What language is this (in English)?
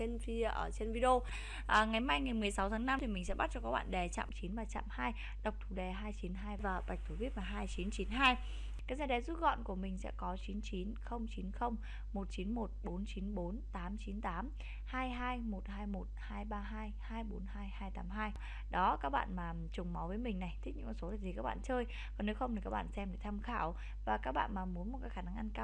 Vietnamese